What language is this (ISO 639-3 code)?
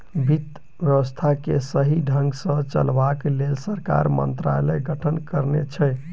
mai